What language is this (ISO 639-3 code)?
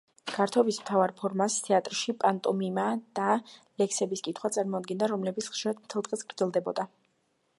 kat